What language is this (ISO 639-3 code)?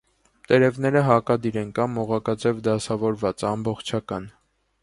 hye